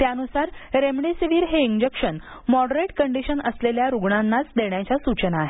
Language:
Marathi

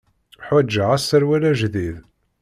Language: Kabyle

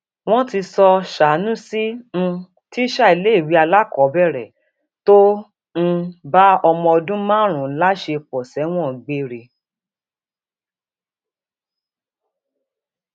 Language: Yoruba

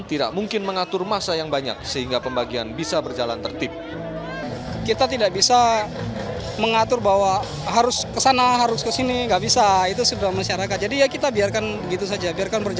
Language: Indonesian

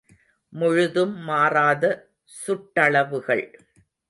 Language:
Tamil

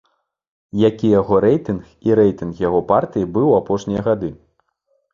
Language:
Belarusian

